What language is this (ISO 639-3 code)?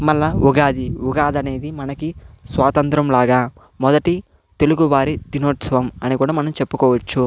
tel